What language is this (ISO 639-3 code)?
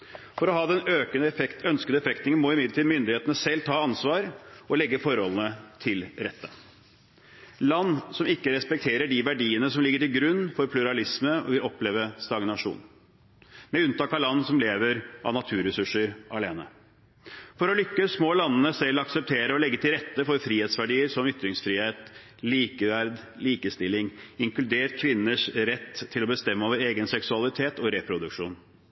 nob